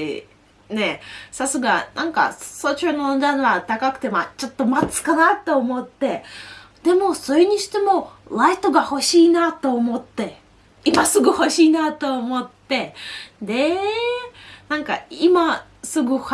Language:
Japanese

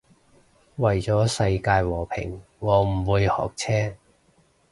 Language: Cantonese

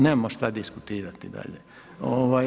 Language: Croatian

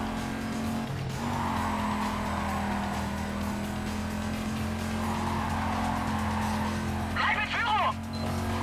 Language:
German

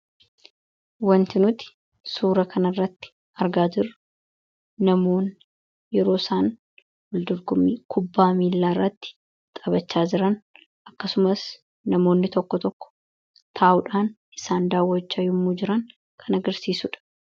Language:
Oromo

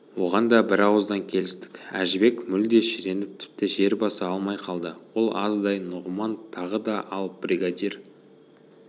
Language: Kazakh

